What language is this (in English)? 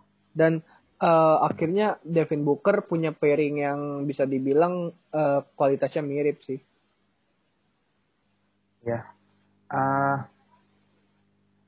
Indonesian